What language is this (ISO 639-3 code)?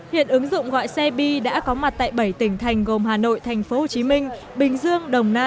vie